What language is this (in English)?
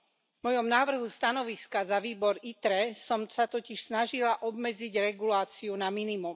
Slovak